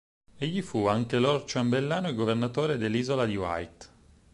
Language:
Italian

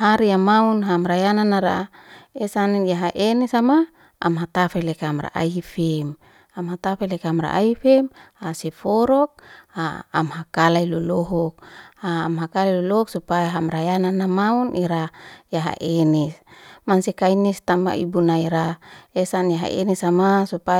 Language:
Liana-Seti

